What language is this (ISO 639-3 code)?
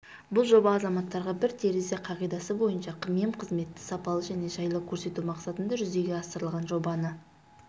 kaz